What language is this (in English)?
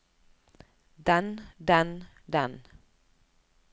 Norwegian